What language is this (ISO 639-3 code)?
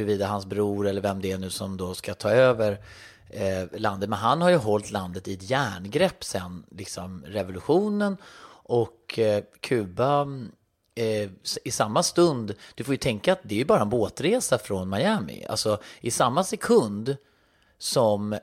swe